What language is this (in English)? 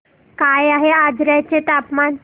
Marathi